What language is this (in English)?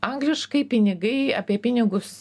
Lithuanian